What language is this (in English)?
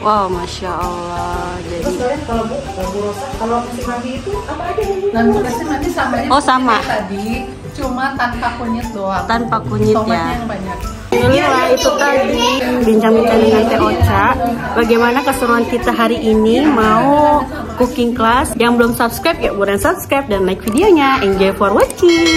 Indonesian